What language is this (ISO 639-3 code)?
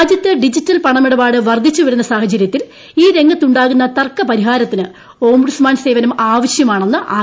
mal